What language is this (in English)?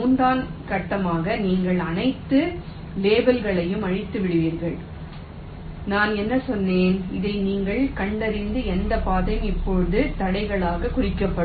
Tamil